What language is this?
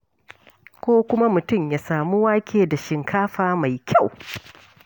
Hausa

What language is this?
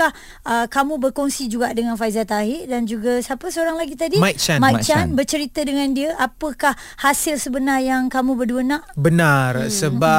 Malay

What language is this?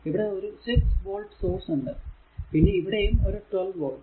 Malayalam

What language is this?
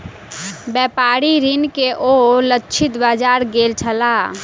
Maithili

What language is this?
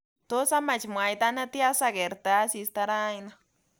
Kalenjin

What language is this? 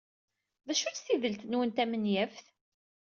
Kabyle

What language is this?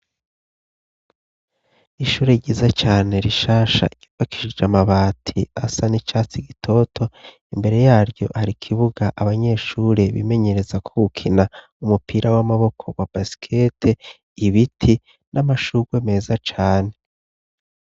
Rundi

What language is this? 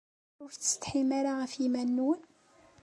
Kabyle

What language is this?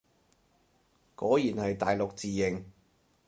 Cantonese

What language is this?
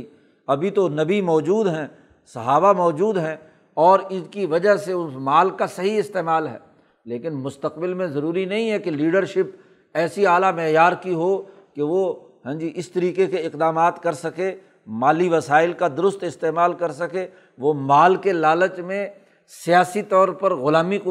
Urdu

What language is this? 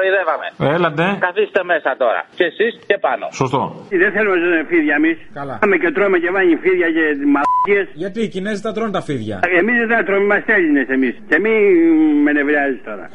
Greek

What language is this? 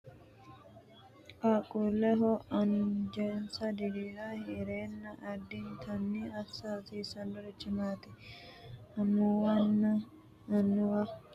Sidamo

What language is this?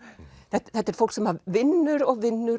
Icelandic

